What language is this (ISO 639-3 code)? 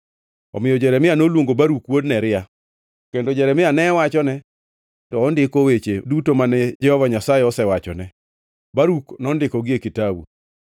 luo